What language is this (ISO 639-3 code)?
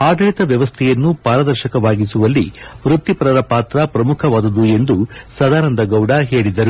kan